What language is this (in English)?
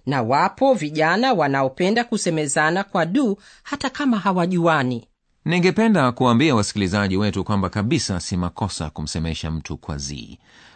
Swahili